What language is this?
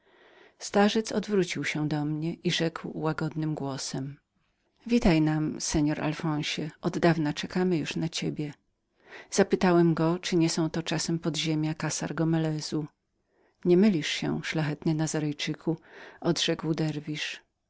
Polish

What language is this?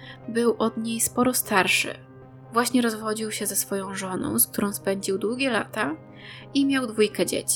Polish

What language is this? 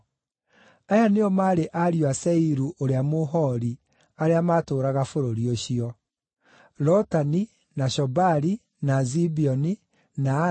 Kikuyu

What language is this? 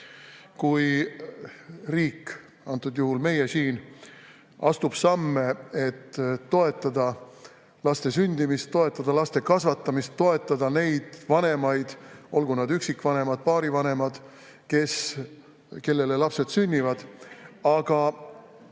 Estonian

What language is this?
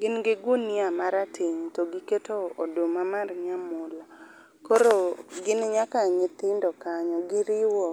Luo (Kenya and Tanzania)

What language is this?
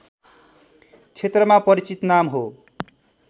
Nepali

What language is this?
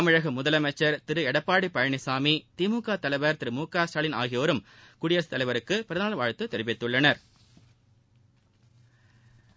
Tamil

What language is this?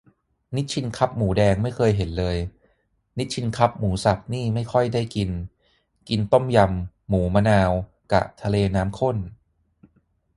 Thai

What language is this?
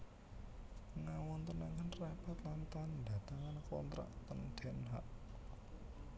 Javanese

